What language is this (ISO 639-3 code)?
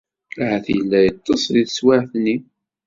kab